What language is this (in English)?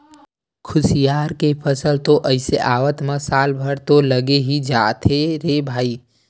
Chhattisgarhi